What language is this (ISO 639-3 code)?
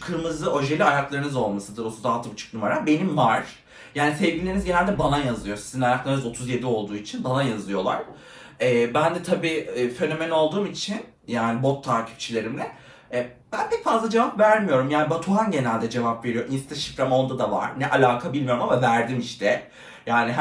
tur